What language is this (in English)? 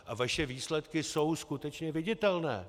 Czech